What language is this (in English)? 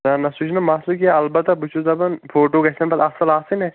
Kashmiri